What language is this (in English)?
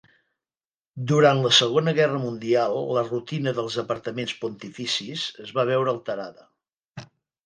Catalan